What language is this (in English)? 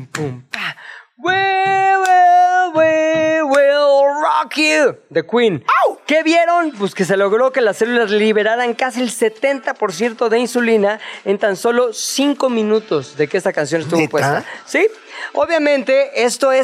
Spanish